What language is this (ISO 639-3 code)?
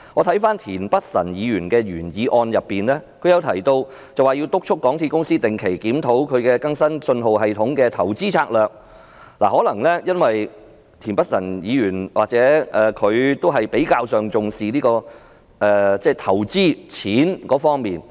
yue